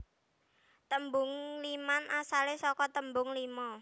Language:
Javanese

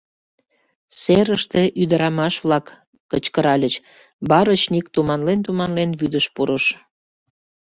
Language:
Mari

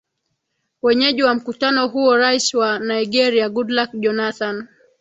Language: Swahili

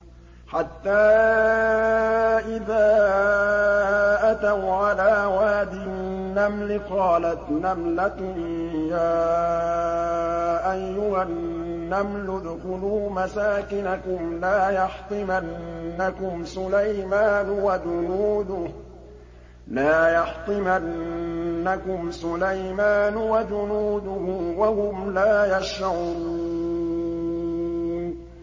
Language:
Arabic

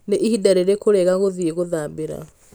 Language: Kikuyu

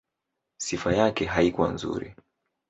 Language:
Swahili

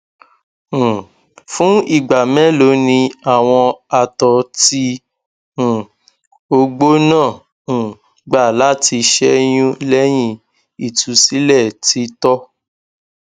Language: Yoruba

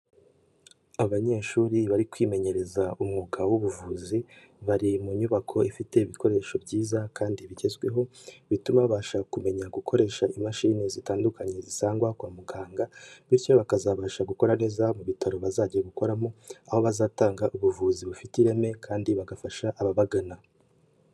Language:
Kinyarwanda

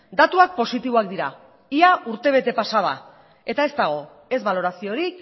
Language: Basque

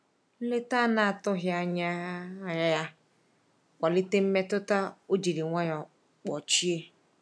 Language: Igbo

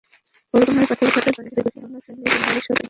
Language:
Bangla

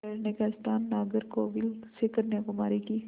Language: Hindi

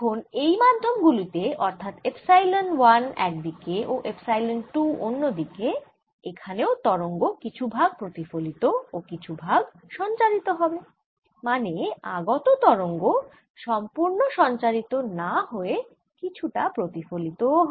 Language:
Bangla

